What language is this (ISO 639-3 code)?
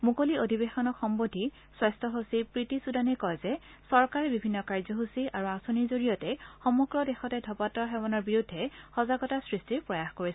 asm